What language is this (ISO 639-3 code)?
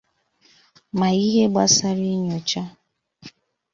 ibo